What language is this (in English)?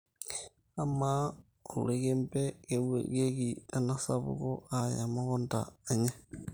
Masai